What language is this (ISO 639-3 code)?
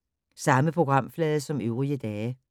dan